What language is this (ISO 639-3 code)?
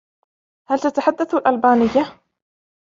ara